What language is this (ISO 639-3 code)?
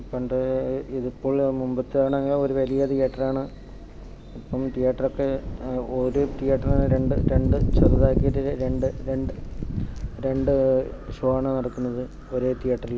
mal